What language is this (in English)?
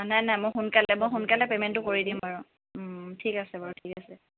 Assamese